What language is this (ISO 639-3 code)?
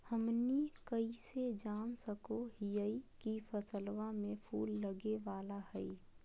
mag